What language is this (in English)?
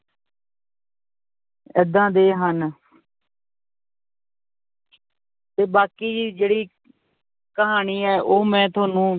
Punjabi